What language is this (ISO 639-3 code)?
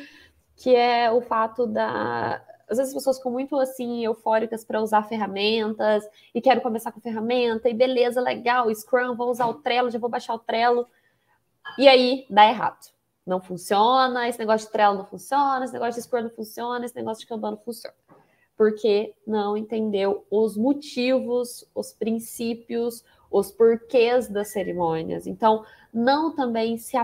por